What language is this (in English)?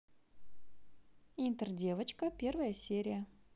Russian